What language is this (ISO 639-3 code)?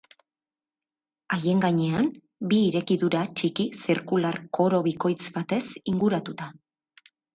eus